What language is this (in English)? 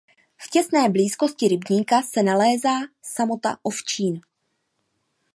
Czech